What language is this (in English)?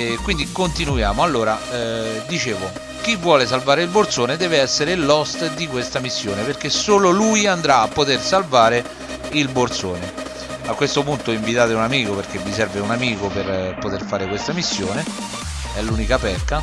Italian